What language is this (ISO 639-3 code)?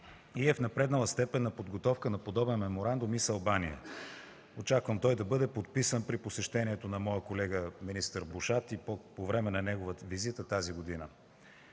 bul